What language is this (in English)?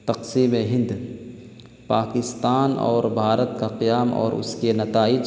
Urdu